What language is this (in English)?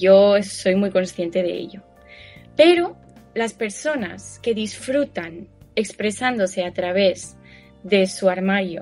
Spanish